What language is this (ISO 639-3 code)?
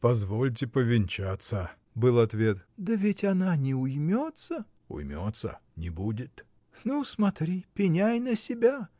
rus